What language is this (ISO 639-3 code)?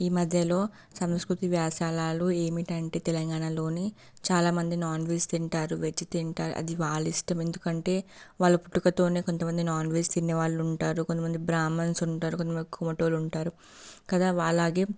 tel